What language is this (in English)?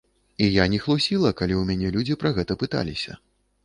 Belarusian